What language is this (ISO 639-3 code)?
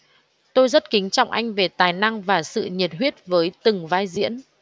vie